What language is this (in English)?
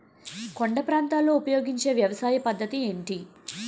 Telugu